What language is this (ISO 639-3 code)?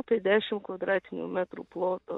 lit